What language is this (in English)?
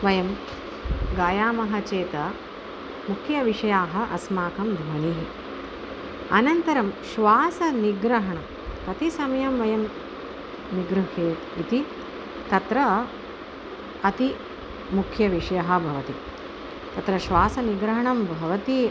Sanskrit